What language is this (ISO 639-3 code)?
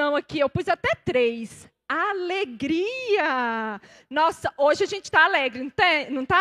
por